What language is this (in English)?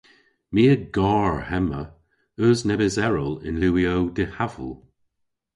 Cornish